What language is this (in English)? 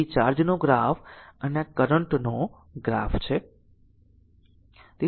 Gujarati